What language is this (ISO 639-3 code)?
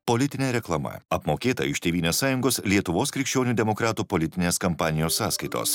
lit